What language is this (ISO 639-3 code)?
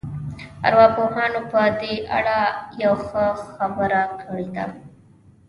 pus